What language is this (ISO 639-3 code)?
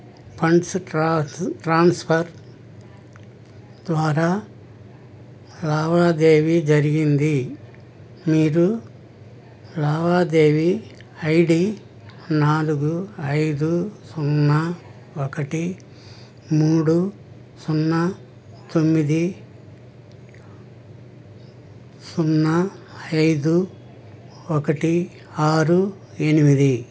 tel